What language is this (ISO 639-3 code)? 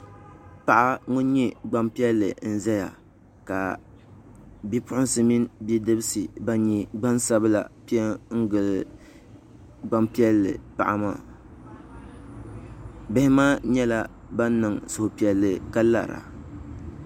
dag